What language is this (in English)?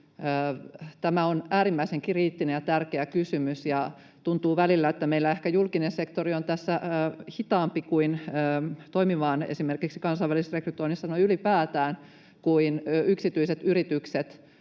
Finnish